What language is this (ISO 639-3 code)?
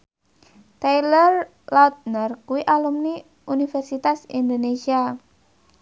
jav